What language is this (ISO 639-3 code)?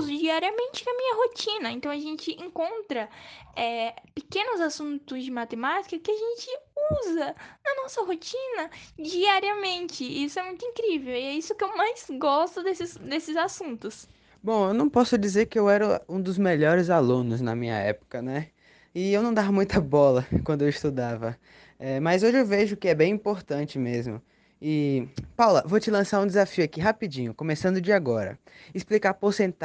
por